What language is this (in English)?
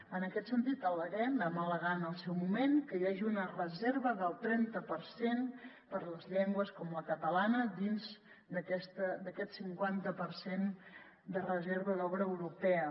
Catalan